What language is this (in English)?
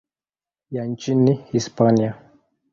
Swahili